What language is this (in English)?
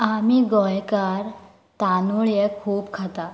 Konkani